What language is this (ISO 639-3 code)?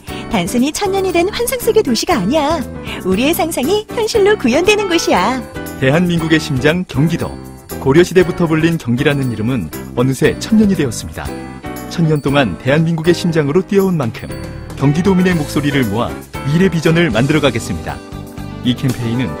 kor